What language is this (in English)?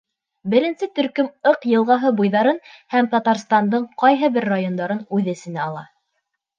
Bashkir